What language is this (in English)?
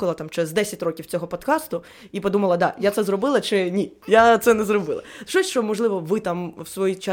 Ukrainian